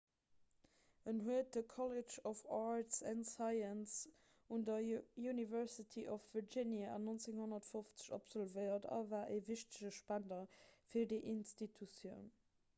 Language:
Luxembourgish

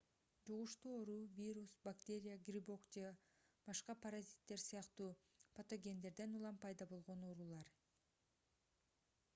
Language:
Kyrgyz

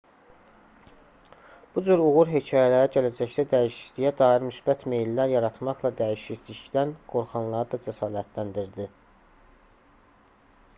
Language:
Azerbaijani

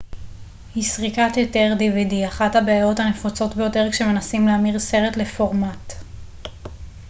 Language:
Hebrew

